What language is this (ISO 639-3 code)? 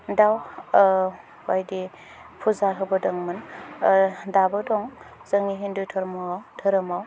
brx